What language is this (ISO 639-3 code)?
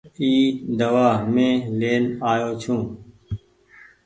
gig